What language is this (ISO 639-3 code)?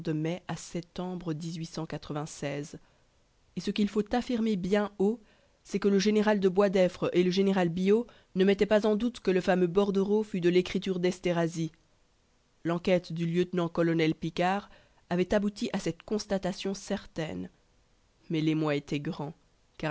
fra